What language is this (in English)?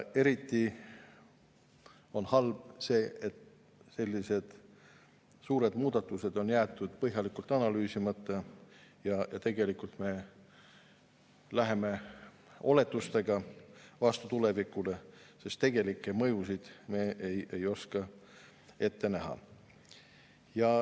Estonian